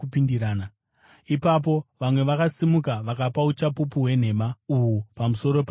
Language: Shona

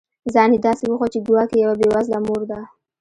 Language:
Pashto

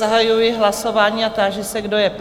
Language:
Czech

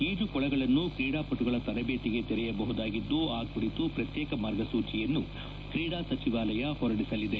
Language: Kannada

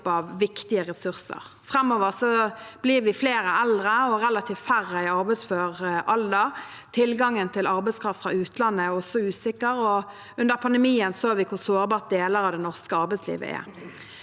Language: Norwegian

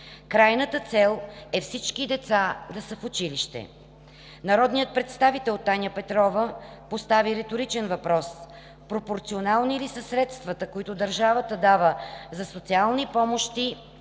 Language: Bulgarian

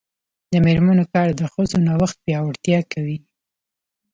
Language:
Pashto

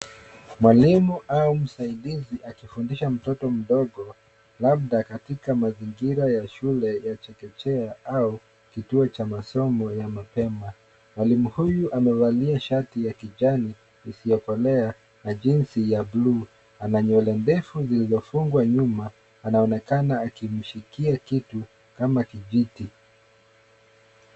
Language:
Swahili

